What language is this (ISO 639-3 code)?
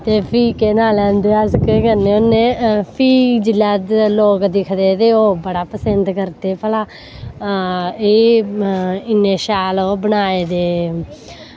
doi